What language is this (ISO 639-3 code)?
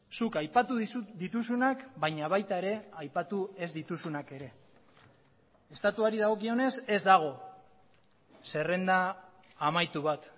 eus